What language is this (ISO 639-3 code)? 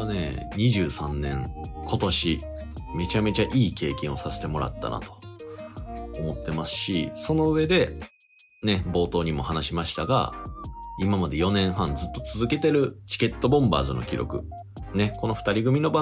jpn